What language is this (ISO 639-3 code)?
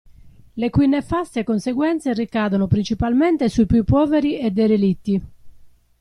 ita